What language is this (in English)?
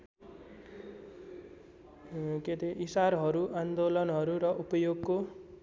Nepali